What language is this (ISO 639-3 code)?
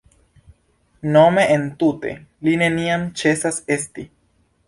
epo